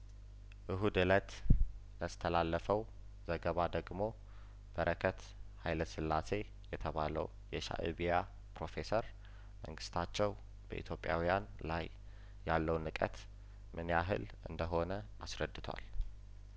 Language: Amharic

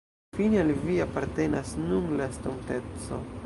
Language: Esperanto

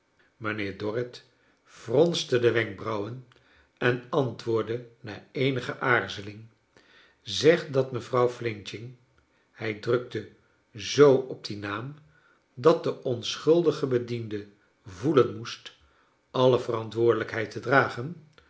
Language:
Dutch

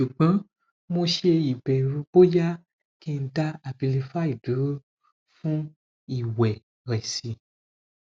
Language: Yoruba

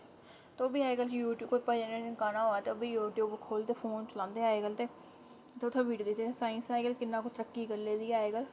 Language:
Dogri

